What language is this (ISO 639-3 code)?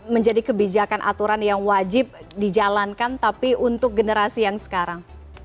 ind